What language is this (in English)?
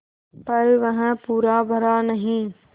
Hindi